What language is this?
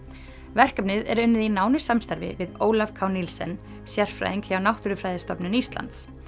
Icelandic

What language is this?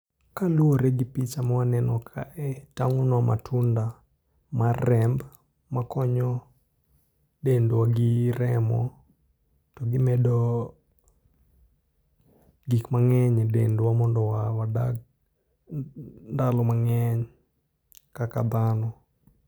Luo (Kenya and Tanzania)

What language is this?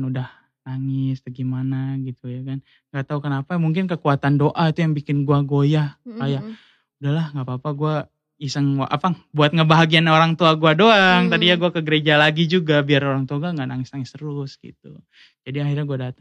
Indonesian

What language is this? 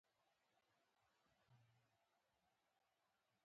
Pashto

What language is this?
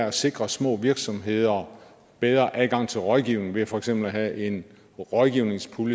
Danish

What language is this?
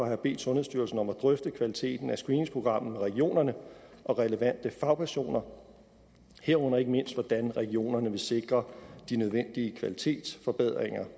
Danish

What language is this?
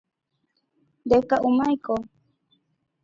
Guarani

